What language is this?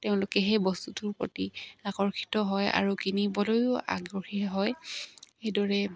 Assamese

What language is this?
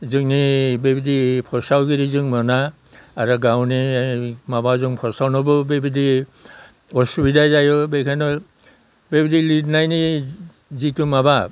Bodo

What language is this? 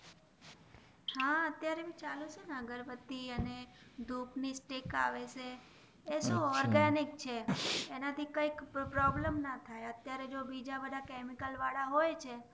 Gujarati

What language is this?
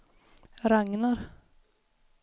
Swedish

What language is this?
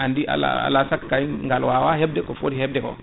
Fula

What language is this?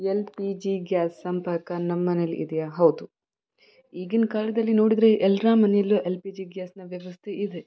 Kannada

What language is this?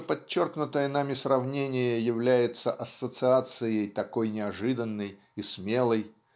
Russian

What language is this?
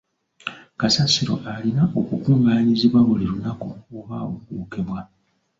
Ganda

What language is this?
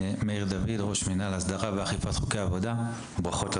Hebrew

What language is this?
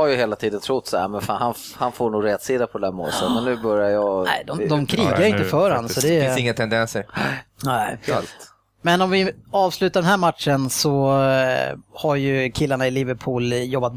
Swedish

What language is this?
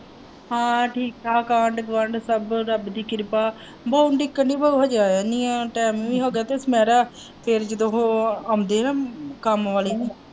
Punjabi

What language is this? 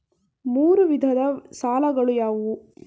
Kannada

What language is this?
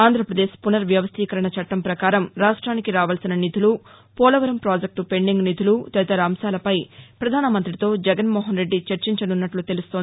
Telugu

